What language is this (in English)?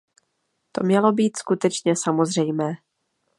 Czech